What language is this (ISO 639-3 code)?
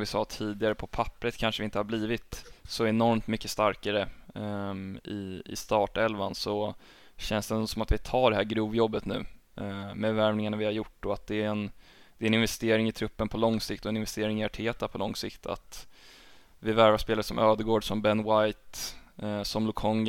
swe